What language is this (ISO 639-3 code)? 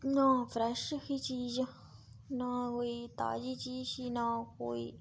doi